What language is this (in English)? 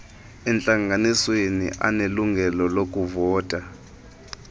Xhosa